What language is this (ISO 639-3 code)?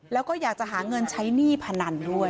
tha